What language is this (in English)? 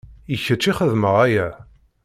Kabyle